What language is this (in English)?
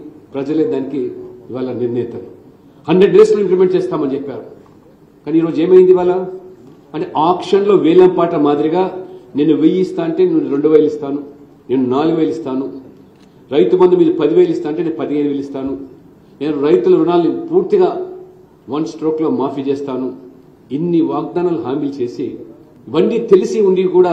Telugu